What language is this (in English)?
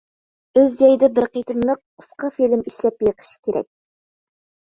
Uyghur